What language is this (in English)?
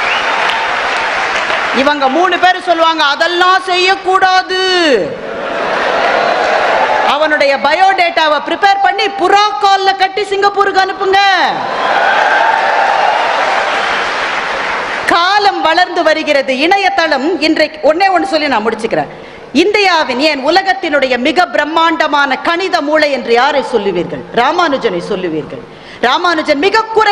Tamil